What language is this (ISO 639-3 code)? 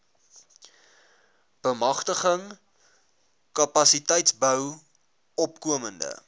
afr